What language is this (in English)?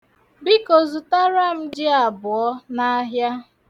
Igbo